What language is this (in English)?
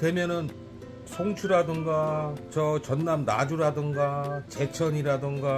Korean